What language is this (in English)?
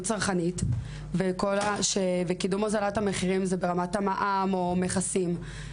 Hebrew